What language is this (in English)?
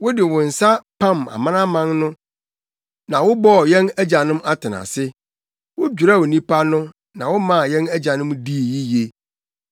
Akan